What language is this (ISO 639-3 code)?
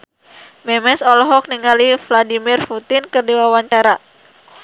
sun